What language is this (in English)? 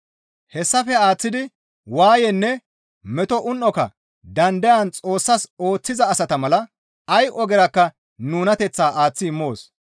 Gamo